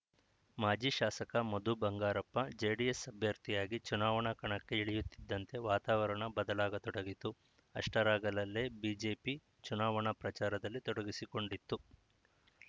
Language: Kannada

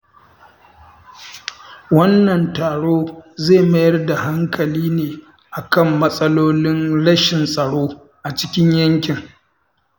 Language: Hausa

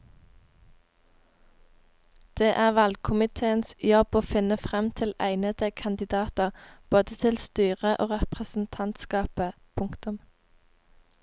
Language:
Norwegian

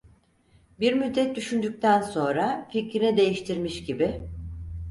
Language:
Turkish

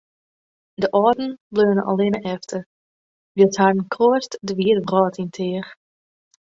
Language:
Western Frisian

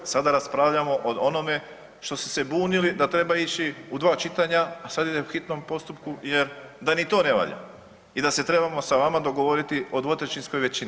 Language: Croatian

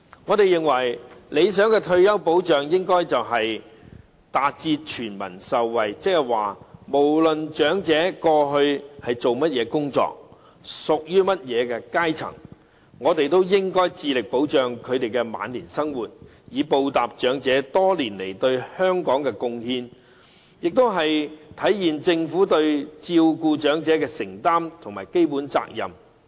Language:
Cantonese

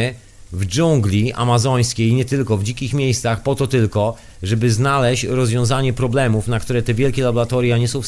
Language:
Polish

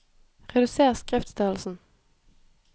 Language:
Norwegian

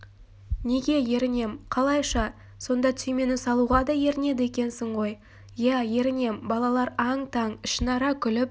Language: Kazakh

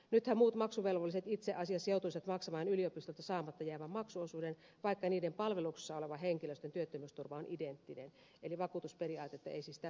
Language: Finnish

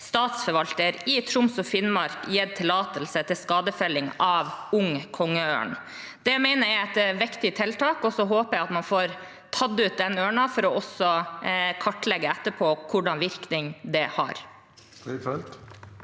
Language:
Norwegian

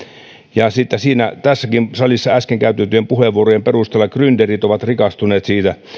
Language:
Finnish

